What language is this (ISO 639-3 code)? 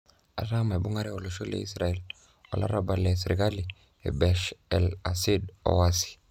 mas